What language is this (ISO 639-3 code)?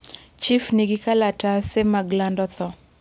luo